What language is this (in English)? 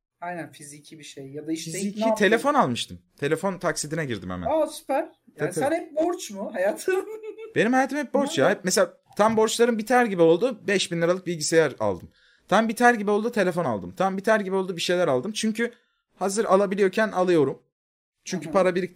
Turkish